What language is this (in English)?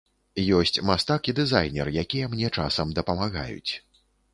Belarusian